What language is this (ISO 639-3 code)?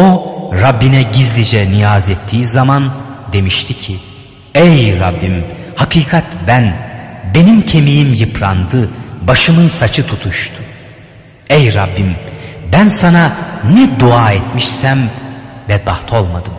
tur